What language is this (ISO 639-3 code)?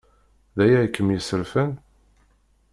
kab